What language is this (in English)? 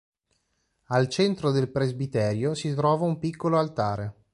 Italian